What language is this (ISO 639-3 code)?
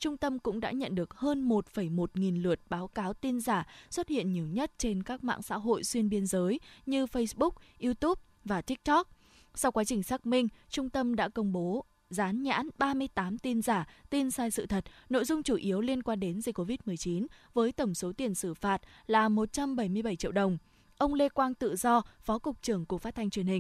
vie